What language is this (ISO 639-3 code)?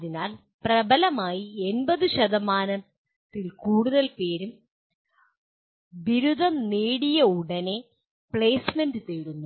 mal